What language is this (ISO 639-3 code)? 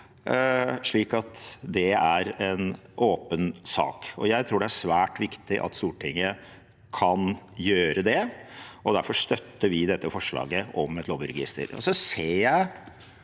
nor